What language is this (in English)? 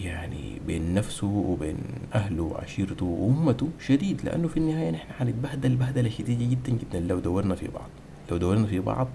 Arabic